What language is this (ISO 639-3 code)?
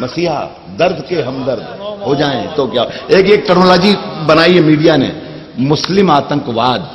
hin